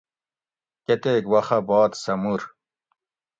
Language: Gawri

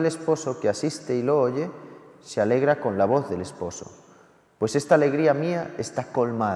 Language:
Spanish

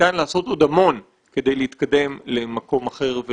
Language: Hebrew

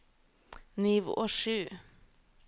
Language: Norwegian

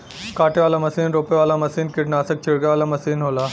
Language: Bhojpuri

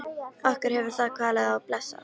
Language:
Icelandic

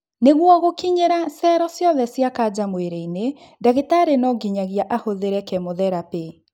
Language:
Kikuyu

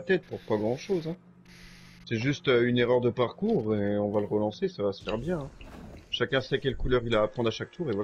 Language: French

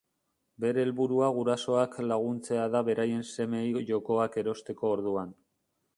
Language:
Basque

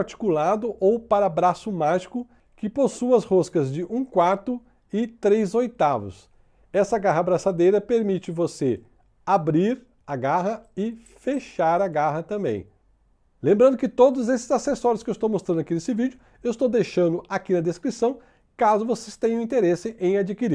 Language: Portuguese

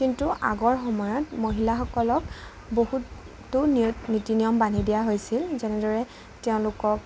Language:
Assamese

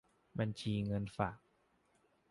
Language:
Thai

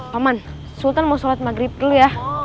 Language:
Indonesian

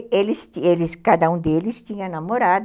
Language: Portuguese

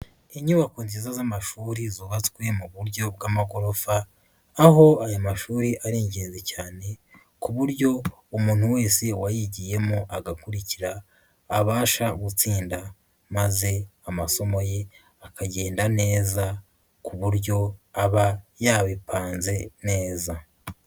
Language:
Kinyarwanda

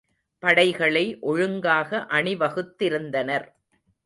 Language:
Tamil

